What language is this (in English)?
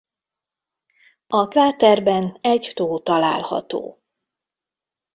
Hungarian